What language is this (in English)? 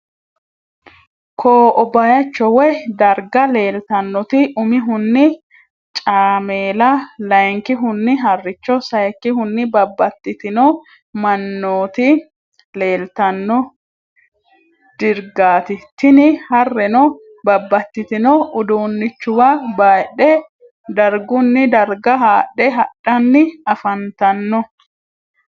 Sidamo